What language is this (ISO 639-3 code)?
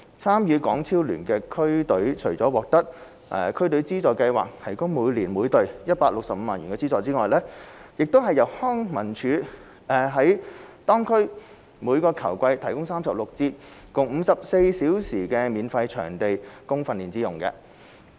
yue